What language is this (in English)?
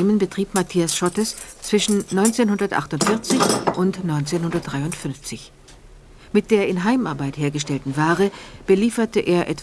German